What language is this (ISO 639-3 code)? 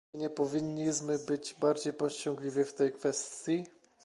pol